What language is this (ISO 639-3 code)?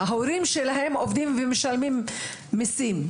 heb